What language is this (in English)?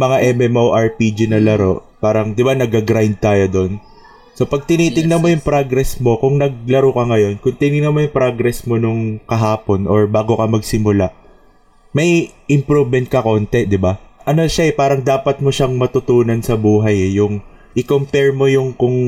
Filipino